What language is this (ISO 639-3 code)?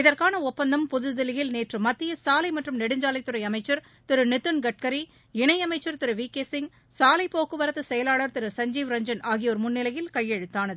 tam